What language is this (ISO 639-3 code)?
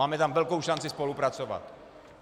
ces